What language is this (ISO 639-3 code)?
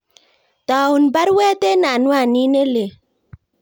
kln